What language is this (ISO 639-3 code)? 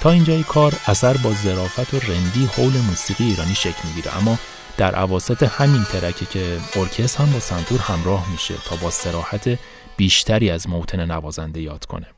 fas